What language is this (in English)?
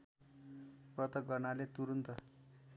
Nepali